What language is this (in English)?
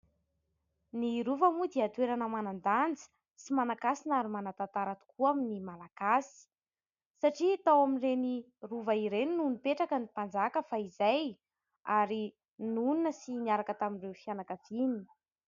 Malagasy